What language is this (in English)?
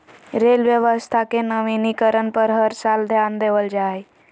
Magahi